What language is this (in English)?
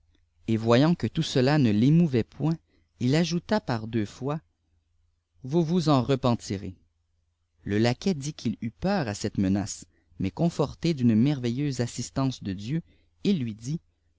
French